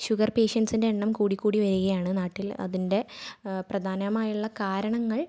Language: Malayalam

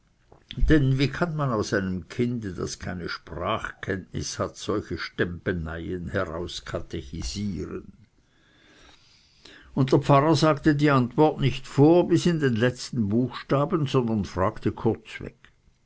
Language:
German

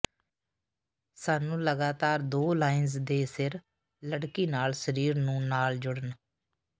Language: Punjabi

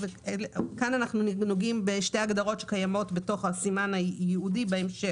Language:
Hebrew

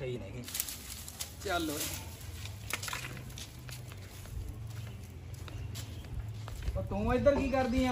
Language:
Hindi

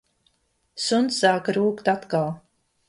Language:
Latvian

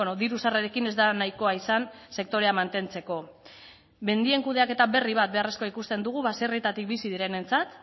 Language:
Basque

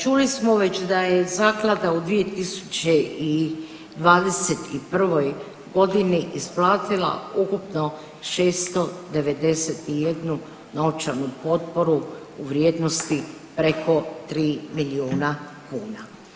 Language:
Croatian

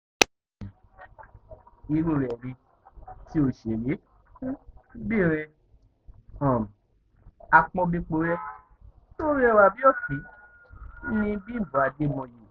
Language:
Yoruba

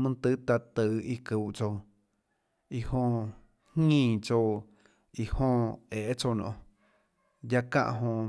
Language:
Tlacoatzintepec Chinantec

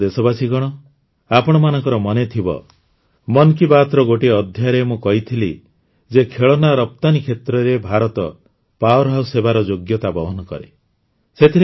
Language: Odia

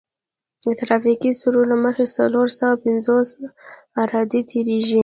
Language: Pashto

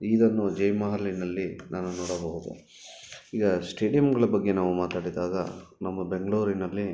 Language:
Kannada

